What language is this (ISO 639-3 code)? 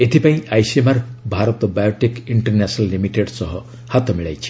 ori